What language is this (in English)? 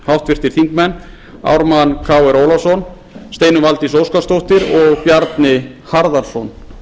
Icelandic